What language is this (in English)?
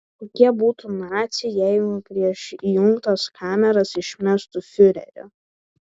Lithuanian